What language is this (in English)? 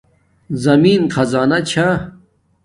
Domaaki